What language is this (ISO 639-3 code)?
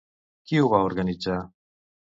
cat